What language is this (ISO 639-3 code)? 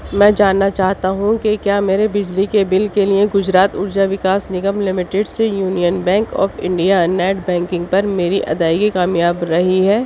urd